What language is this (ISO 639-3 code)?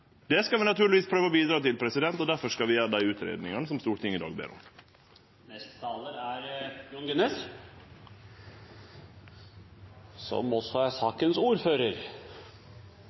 nor